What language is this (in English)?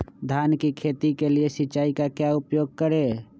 Magahi